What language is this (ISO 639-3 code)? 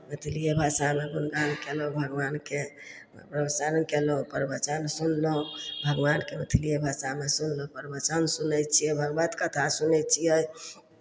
mai